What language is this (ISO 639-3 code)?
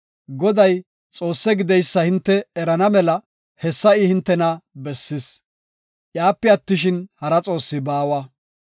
gof